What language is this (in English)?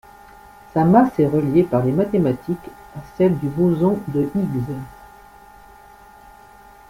French